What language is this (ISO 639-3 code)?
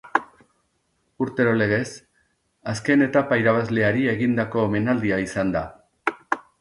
eus